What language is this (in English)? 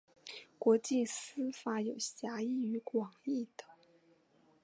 Chinese